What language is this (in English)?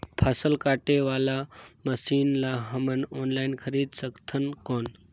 Chhattisgarhi